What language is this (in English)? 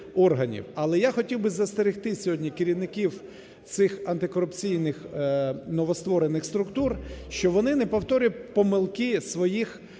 Ukrainian